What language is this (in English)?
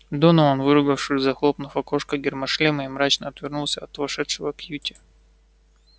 Russian